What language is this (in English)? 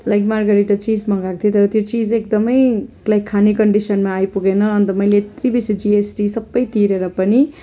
Nepali